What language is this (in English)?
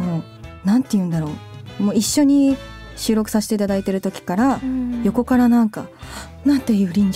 Japanese